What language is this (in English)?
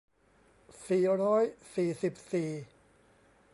Thai